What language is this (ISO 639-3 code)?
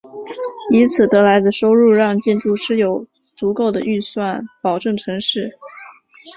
zho